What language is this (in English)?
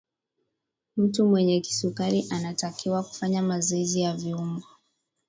Swahili